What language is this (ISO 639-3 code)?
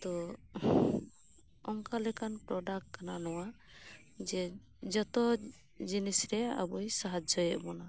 sat